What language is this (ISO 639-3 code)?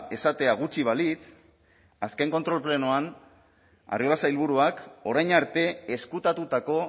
eus